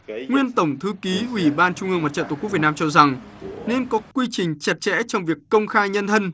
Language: Vietnamese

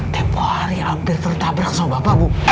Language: Indonesian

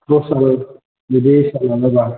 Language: Bodo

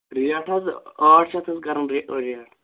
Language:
Kashmiri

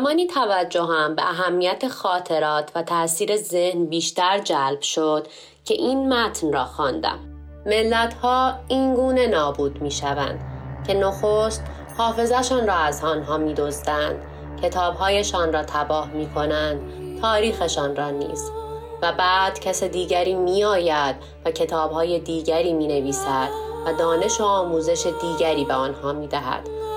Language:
Persian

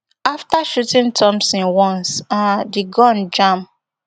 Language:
Nigerian Pidgin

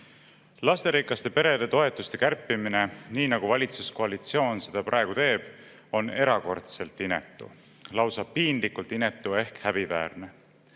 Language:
Estonian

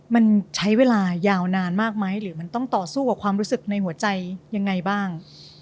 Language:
Thai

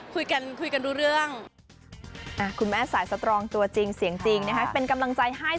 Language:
Thai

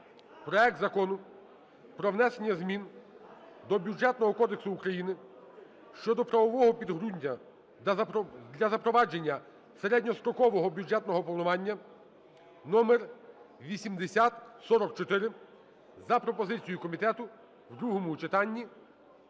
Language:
Ukrainian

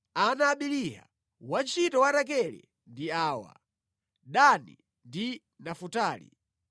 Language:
Nyanja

